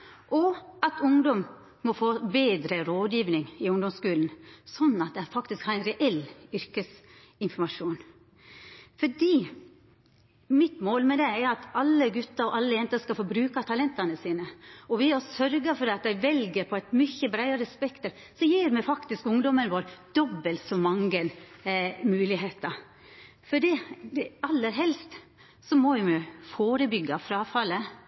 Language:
Norwegian Nynorsk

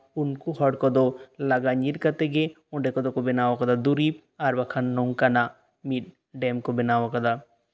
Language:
Santali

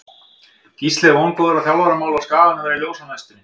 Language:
Icelandic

